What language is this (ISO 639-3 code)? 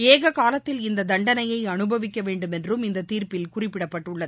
tam